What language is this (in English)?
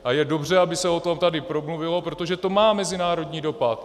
Czech